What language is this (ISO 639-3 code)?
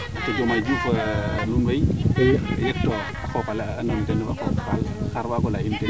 srr